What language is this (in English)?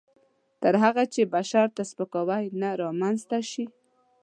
Pashto